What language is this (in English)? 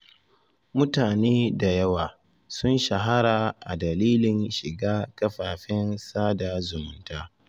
Hausa